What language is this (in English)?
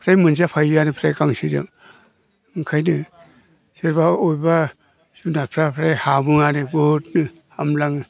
Bodo